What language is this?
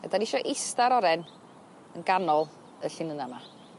Welsh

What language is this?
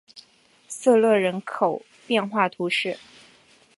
Chinese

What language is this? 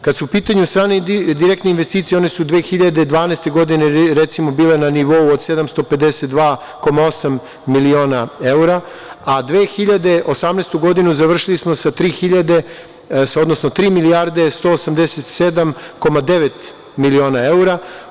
Serbian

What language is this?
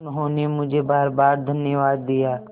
Hindi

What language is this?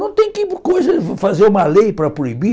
Portuguese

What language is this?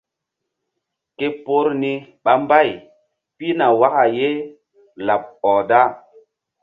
Mbum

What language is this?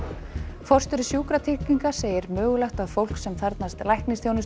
Icelandic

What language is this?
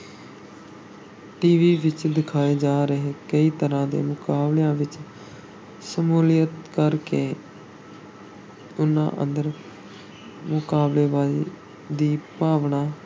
Punjabi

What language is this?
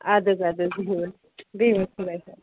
Kashmiri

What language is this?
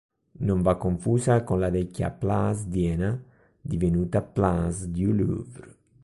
Italian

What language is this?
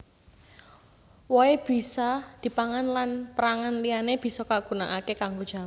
Javanese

